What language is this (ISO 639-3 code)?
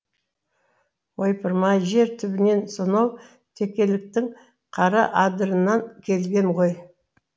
kaz